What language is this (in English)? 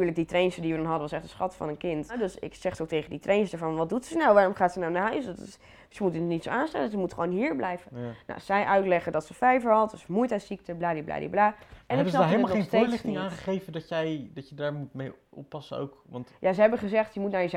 Dutch